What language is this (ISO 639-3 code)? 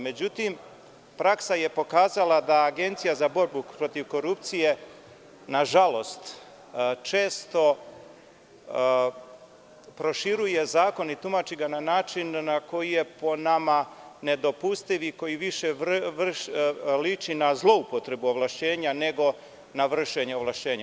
srp